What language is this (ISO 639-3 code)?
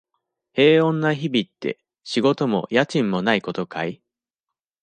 jpn